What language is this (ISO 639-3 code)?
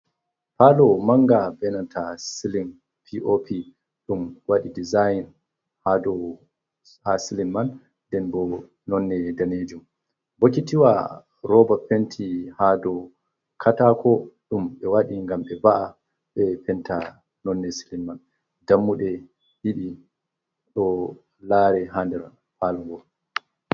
ful